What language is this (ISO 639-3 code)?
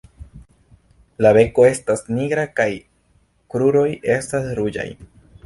epo